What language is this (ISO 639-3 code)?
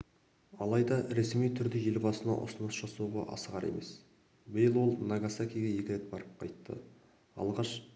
kaz